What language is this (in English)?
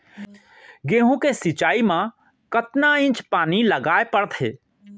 Chhattisgarhi